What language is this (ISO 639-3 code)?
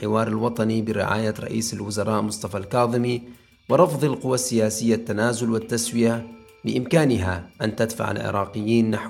ara